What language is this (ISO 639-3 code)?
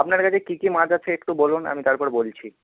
ben